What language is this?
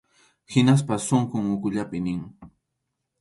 Arequipa-La Unión Quechua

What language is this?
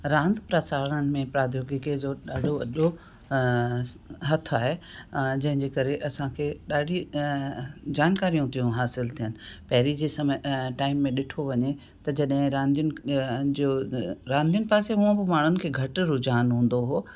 Sindhi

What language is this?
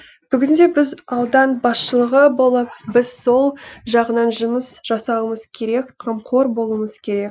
Kazakh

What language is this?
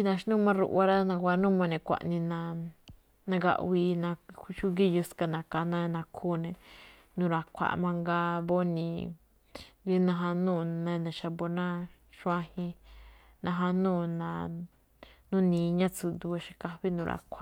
Malinaltepec Me'phaa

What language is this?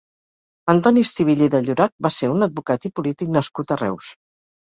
Catalan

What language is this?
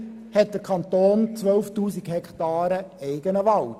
Swiss German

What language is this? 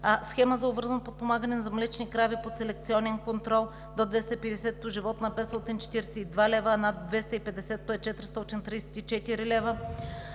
Bulgarian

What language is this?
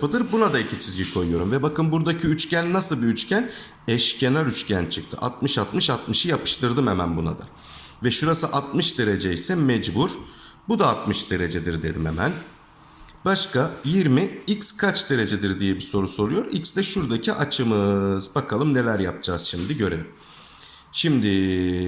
Turkish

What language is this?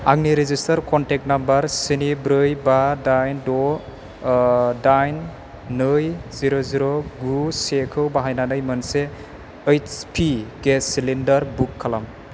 Bodo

